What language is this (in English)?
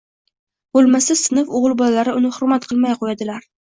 Uzbek